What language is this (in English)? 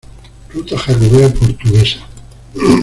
Spanish